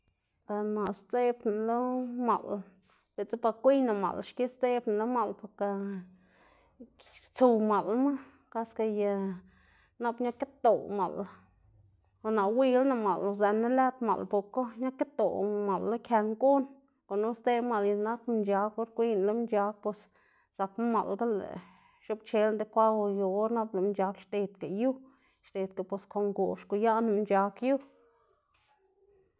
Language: Xanaguía Zapotec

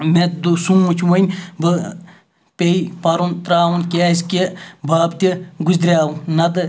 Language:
Kashmiri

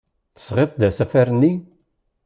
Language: Kabyle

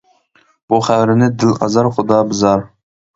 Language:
Uyghur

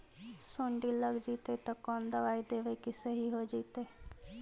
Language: Magahi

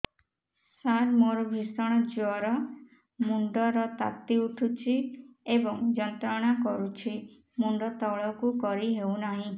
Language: Odia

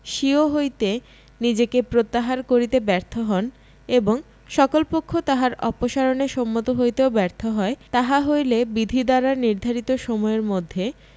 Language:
Bangla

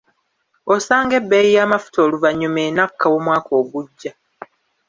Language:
Ganda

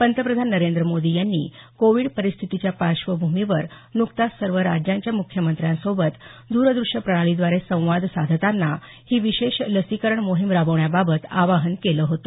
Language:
Marathi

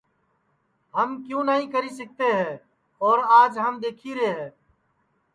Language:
Sansi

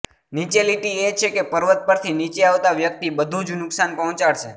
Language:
Gujarati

